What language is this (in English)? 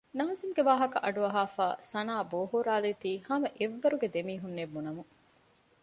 Divehi